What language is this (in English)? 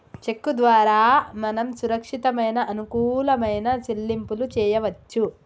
Telugu